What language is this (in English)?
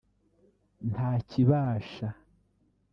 Kinyarwanda